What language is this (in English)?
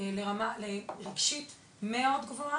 Hebrew